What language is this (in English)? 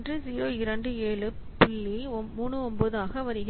Tamil